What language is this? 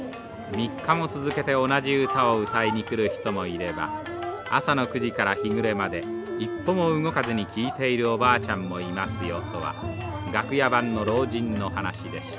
Japanese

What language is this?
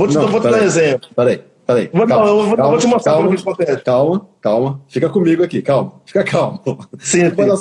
Portuguese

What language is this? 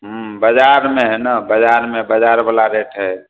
Maithili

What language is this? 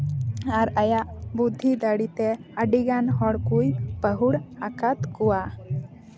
Santali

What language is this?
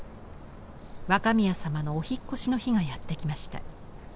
Japanese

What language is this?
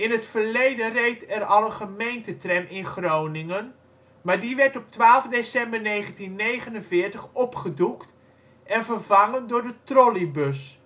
Dutch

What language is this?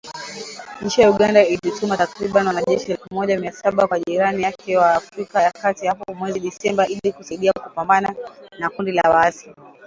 Swahili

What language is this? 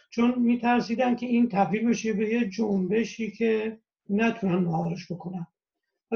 Persian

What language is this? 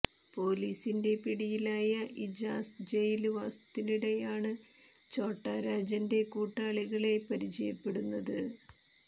Malayalam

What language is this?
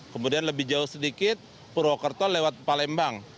Indonesian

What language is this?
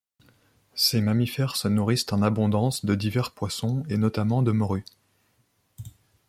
French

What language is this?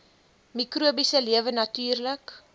Afrikaans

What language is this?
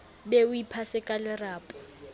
Southern Sotho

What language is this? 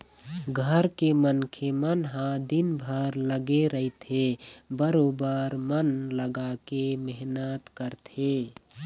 Chhattisgarhi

